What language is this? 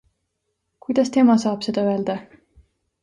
Estonian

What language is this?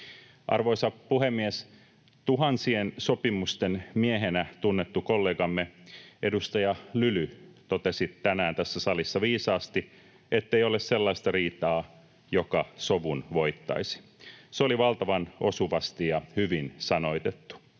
Finnish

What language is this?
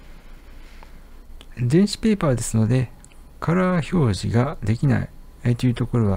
Japanese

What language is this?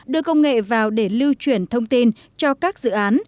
Vietnamese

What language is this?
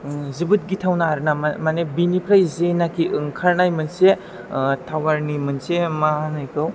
Bodo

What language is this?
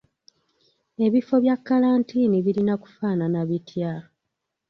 Ganda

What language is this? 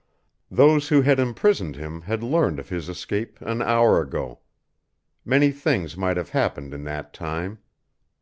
English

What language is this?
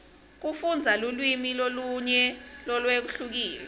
Swati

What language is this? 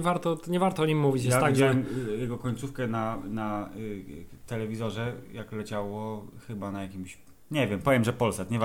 Polish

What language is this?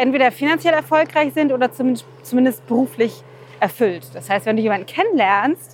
German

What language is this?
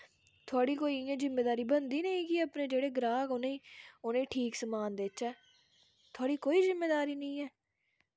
Dogri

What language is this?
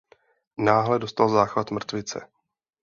Czech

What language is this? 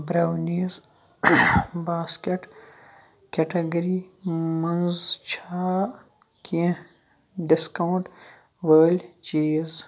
Kashmiri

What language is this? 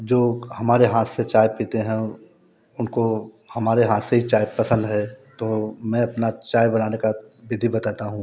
Hindi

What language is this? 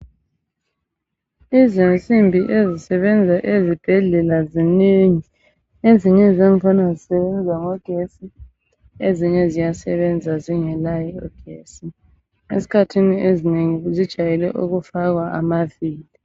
North Ndebele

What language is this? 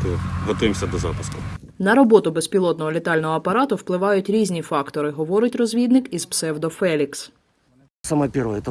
Ukrainian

